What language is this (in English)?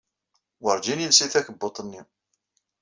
Kabyle